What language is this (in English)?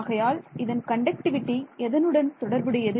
Tamil